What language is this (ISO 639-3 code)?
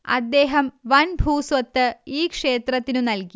mal